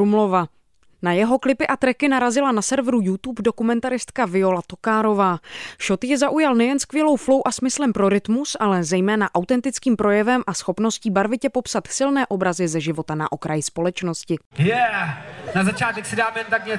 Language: Czech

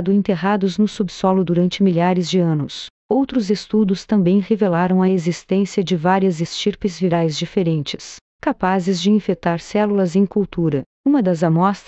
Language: Portuguese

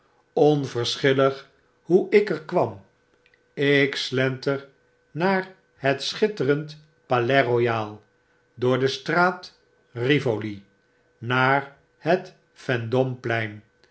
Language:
Dutch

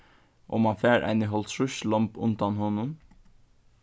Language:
Faroese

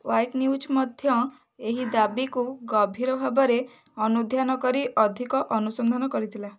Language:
Odia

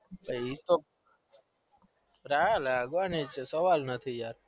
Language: Gujarati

